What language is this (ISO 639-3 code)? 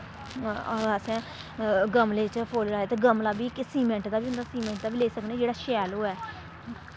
doi